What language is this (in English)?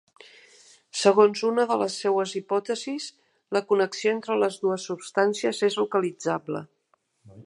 Catalan